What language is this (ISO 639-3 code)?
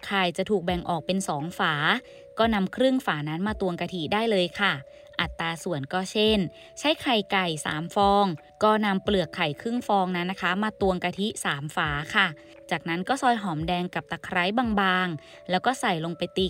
tha